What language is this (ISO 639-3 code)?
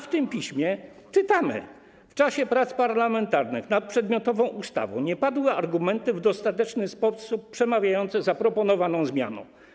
pol